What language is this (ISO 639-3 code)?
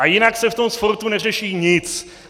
ces